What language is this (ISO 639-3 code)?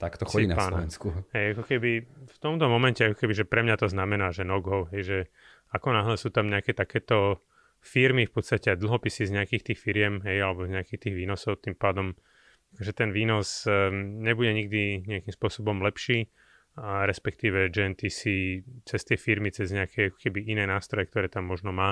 slk